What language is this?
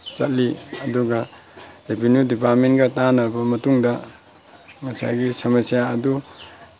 Manipuri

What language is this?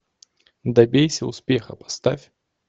Russian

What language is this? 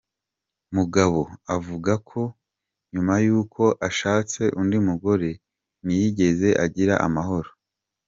Kinyarwanda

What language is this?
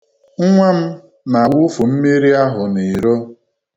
Igbo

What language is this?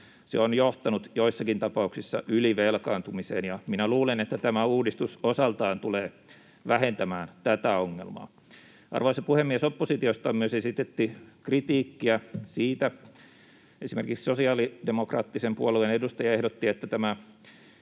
Finnish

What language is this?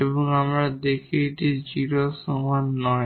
Bangla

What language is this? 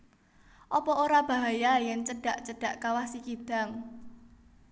Javanese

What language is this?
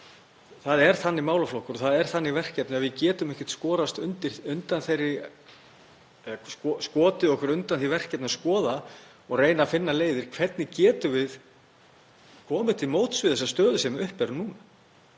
Icelandic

